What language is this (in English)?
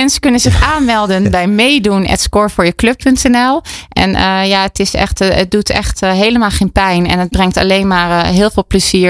Dutch